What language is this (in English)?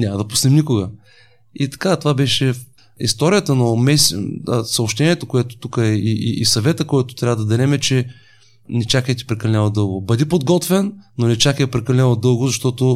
Bulgarian